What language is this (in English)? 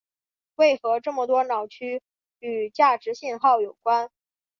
Chinese